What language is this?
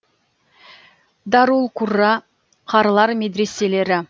Kazakh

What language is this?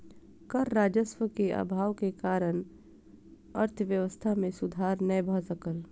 Maithili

